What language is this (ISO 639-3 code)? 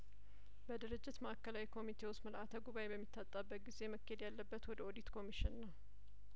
amh